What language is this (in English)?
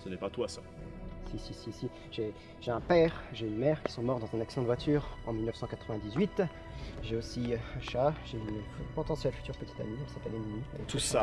French